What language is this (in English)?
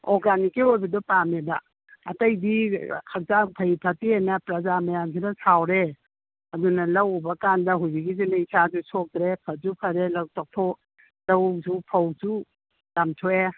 Manipuri